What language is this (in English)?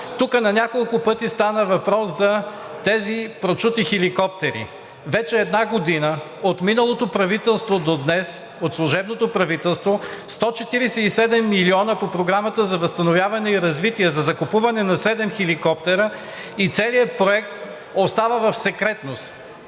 Bulgarian